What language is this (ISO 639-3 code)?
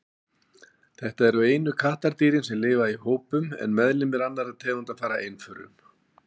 isl